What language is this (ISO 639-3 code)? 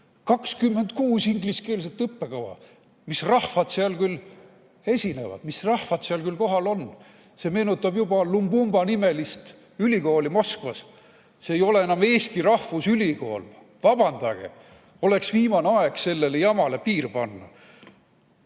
est